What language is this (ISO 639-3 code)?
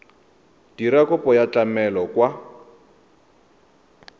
tsn